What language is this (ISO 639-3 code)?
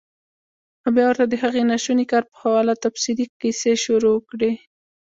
pus